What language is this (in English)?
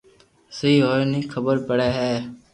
Loarki